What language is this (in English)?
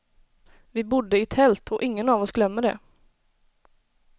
Swedish